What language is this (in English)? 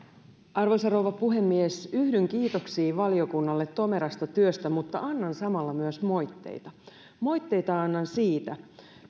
Finnish